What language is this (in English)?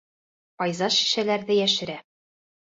Bashkir